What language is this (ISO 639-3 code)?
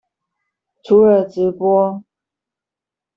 zho